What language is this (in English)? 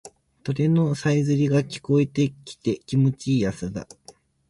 Japanese